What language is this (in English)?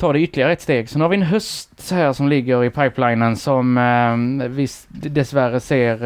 Swedish